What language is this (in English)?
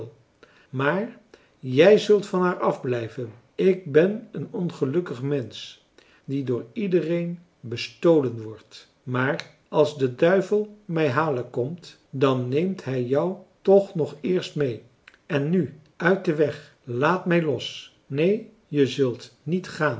Dutch